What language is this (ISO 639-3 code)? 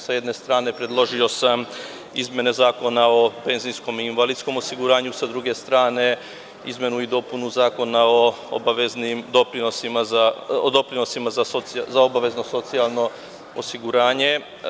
srp